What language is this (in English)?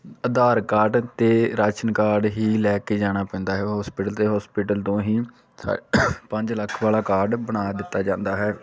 Punjabi